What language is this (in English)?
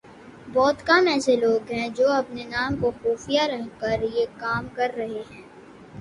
Urdu